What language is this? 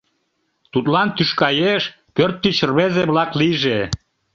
Mari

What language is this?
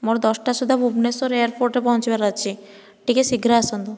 Odia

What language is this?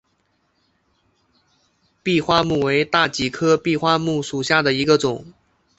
Chinese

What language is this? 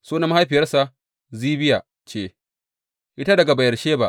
Hausa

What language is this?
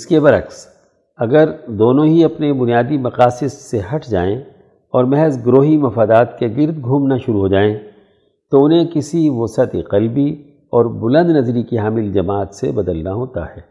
Urdu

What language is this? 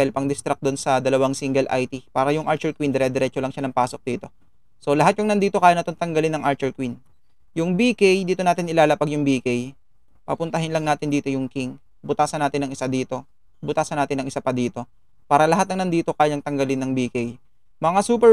Filipino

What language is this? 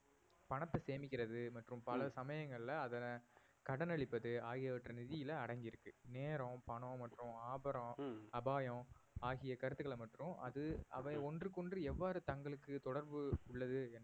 Tamil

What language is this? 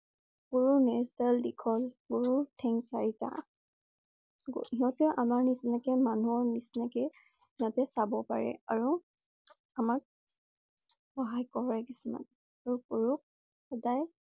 Assamese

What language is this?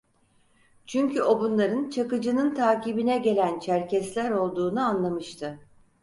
Turkish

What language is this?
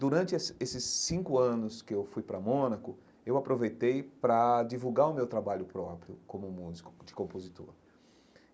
Portuguese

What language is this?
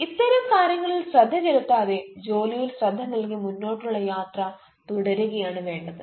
Malayalam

